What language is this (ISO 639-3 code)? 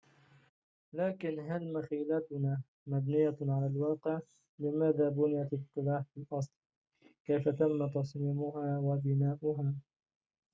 ara